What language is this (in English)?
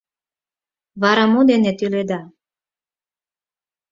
Mari